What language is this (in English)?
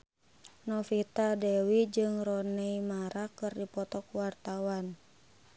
Sundanese